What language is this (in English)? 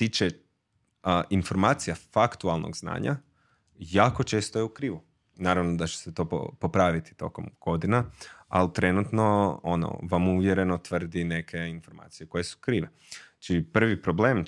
Croatian